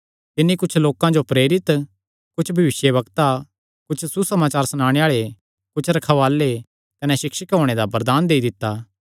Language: Kangri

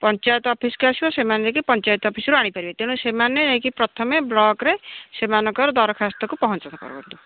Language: Odia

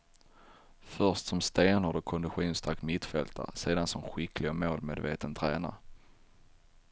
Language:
Swedish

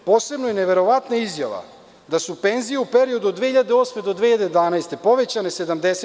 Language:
Serbian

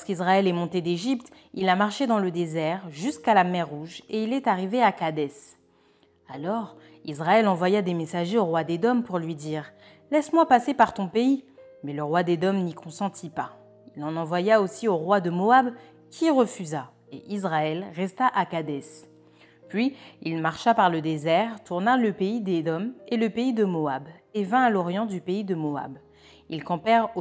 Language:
French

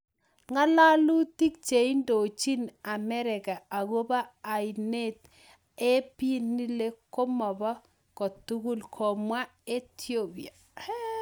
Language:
Kalenjin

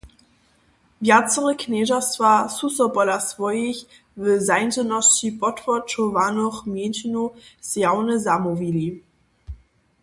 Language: Upper Sorbian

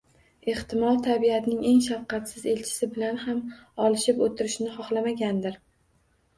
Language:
Uzbek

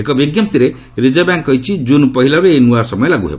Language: Odia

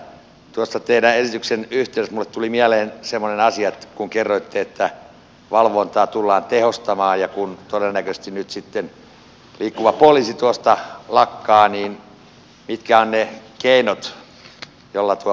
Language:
Finnish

